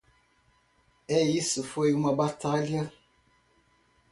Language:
Portuguese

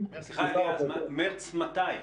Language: Hebrew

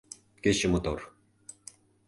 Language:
Mari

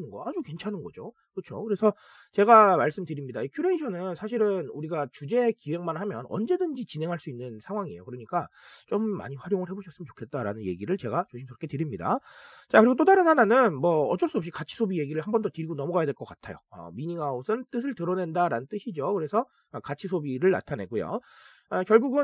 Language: Korean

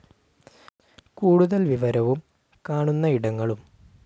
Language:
Malayalam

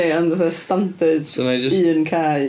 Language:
Welsh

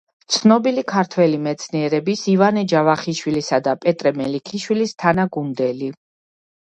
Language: Georgian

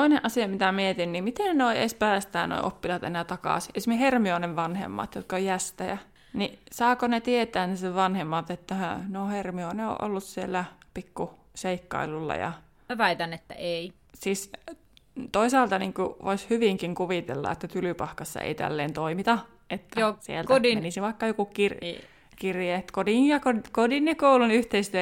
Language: Finnish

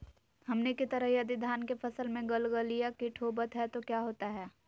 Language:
Magahi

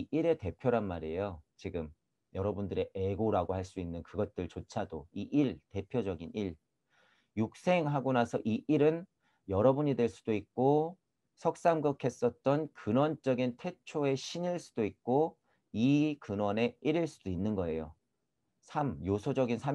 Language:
Korean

